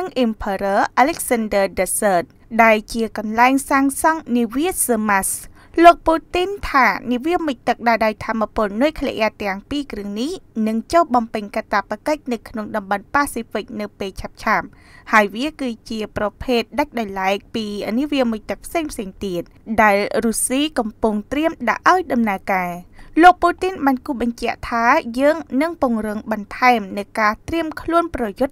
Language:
Thai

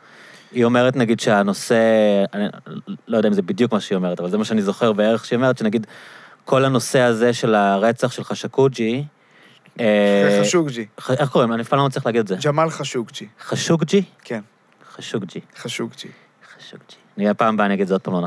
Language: Hebrew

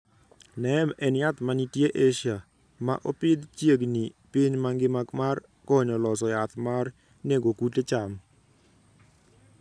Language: Luo (Kenya and Tanzania)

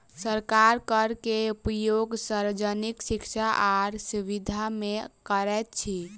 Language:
Maithili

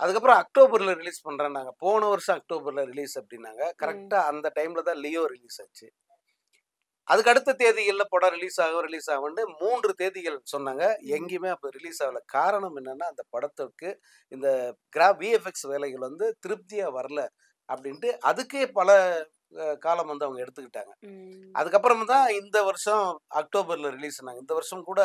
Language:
Tamil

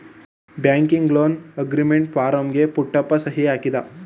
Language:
Kannada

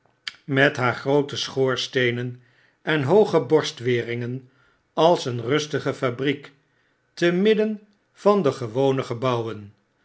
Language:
Dutch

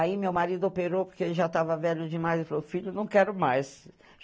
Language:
Portuguese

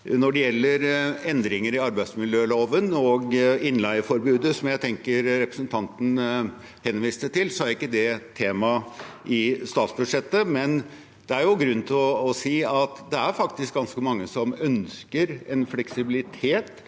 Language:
Norwegian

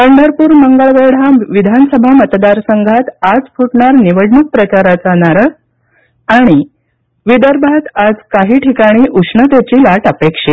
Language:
Marathi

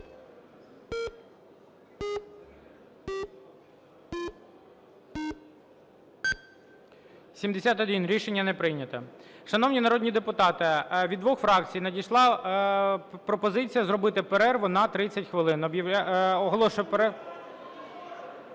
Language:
Ukrainian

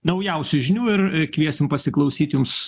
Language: Lithuanian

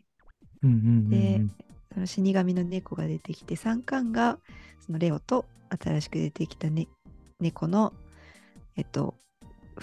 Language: Japanese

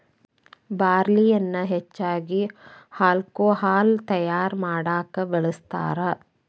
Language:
Kannada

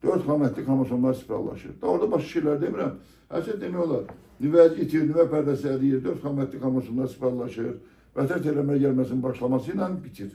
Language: Turkish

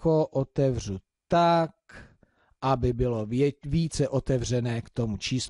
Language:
Czech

